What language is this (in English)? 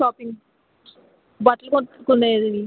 Telugu